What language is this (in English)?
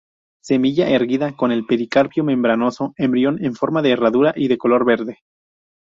Spanish